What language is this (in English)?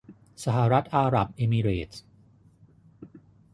Thai